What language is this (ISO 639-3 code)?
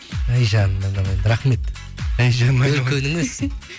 kaz